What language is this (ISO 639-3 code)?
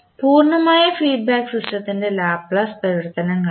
mal